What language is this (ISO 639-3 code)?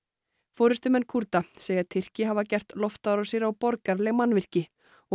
isl